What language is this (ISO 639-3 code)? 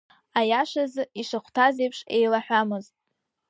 abk